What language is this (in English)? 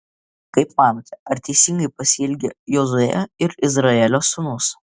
Lithuanian